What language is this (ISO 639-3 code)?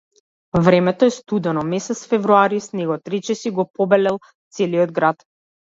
mkd